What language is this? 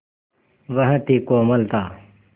Hindi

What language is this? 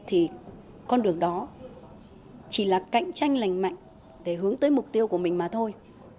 Vietnamese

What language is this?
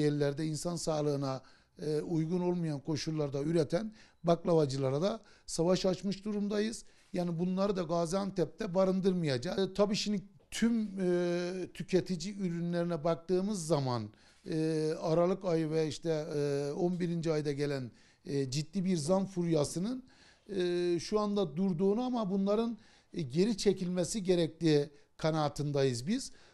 Turkish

